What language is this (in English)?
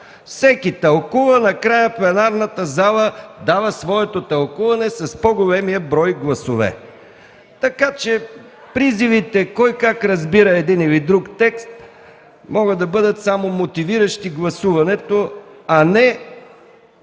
Bulgarian